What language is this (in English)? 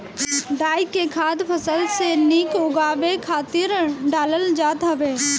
Bhojpuri